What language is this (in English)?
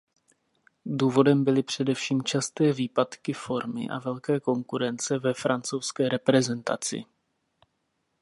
Czech